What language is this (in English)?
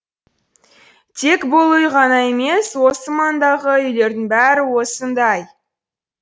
Kazakh